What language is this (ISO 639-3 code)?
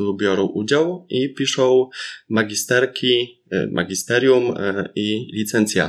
pol